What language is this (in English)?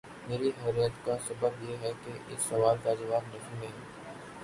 Urdu